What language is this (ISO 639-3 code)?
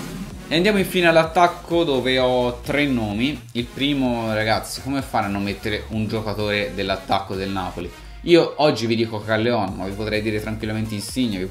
ita